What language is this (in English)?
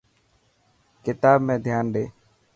Dhatki